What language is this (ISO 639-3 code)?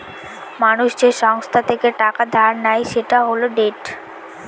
ben